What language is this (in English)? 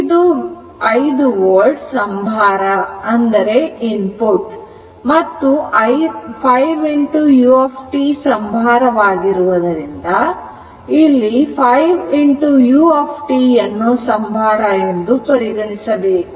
Kannada